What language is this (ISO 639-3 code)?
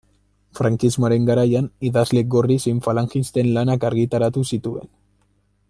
eus